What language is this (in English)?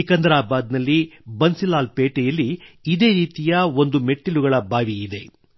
Kannada